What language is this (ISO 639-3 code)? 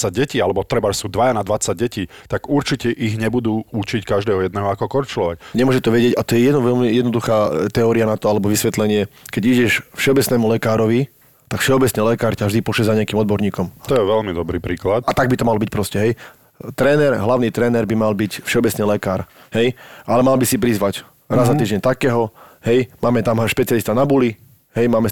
slk